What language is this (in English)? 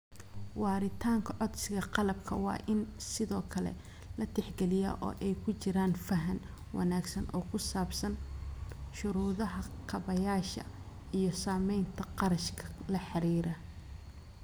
Somali